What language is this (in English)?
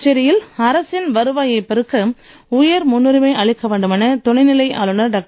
Tamil